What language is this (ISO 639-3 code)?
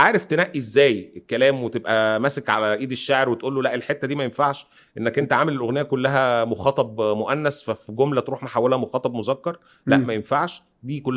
ara